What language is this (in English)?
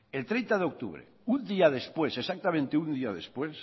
Spanish